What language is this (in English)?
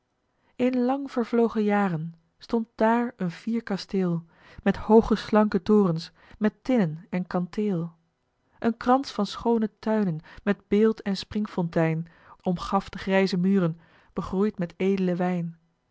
Dutch